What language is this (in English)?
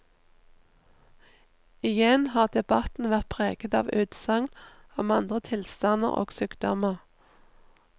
Norwegian